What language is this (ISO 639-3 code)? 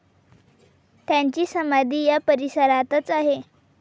mar